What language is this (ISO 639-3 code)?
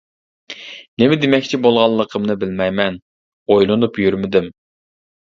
uig